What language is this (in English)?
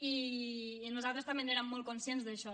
Catalan